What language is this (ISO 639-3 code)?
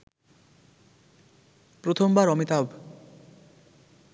ben